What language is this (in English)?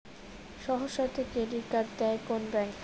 Bangla